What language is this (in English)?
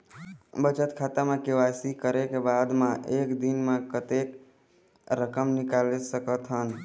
Chhattisgarhi